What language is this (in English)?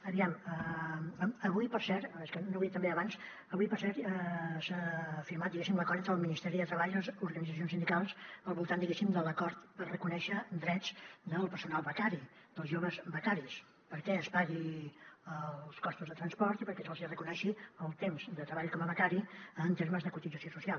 Catalan